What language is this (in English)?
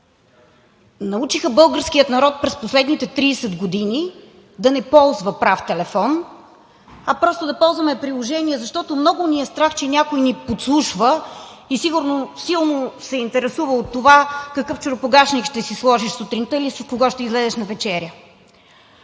Bulgarian